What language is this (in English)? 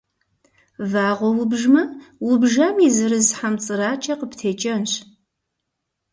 Kabardian